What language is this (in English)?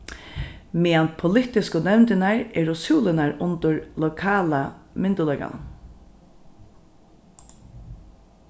Faroese